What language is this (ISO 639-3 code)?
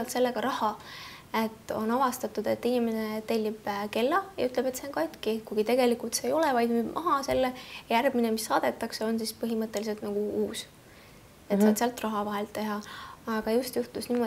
fin